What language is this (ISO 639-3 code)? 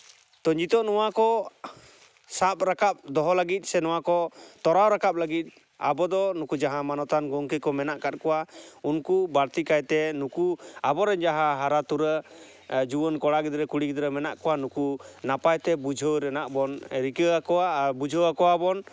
sat